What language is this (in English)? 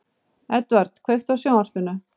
Icelandic